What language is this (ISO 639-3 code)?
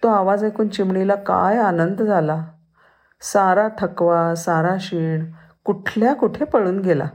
mar